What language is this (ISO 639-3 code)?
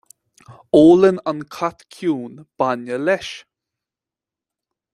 gle